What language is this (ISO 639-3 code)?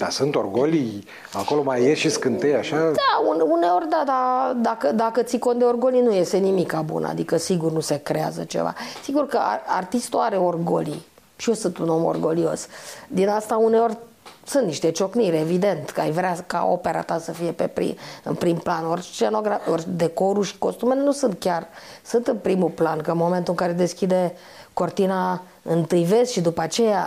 ron